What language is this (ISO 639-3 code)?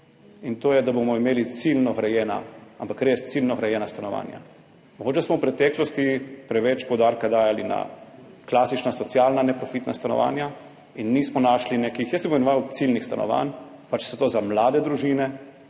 slv